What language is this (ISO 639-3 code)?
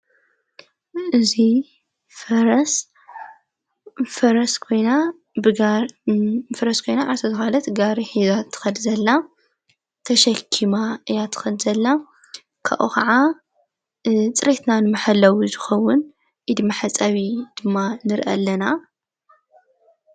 tir